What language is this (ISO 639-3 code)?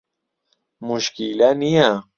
ckb